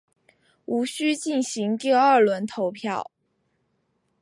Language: Chinese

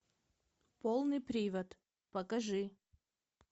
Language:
Russian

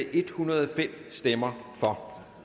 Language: Danish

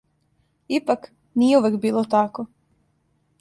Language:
Serbian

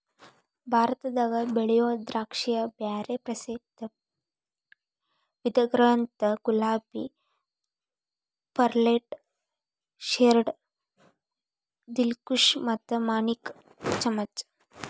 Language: Kannada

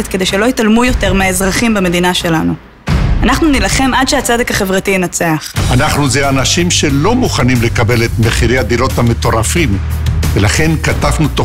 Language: Hebrew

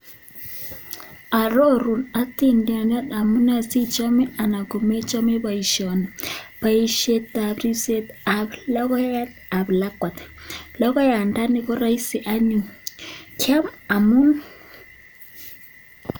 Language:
Kalenjin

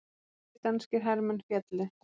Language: Icelandic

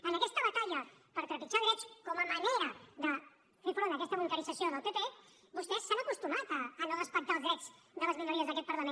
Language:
Catalan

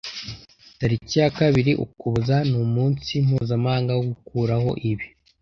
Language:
Kinyarwanda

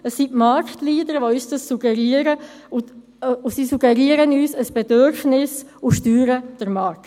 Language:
Swiss German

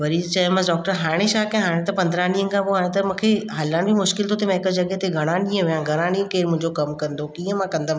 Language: Sindhi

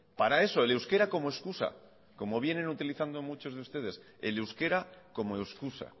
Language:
Spanish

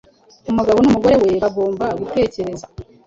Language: Kinyarwanda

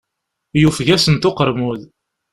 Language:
Kabyle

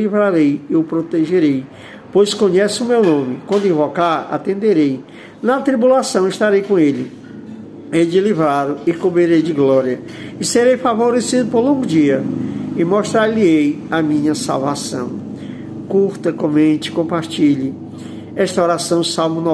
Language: Portuguese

